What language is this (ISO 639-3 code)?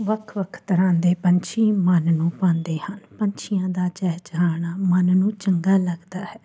pan